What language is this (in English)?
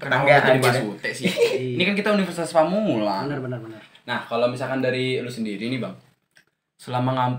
Indonesian